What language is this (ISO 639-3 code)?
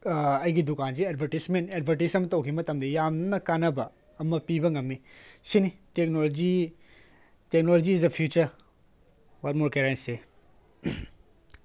mni